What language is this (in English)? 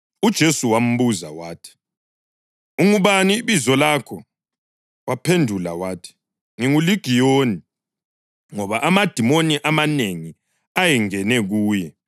North Ndebele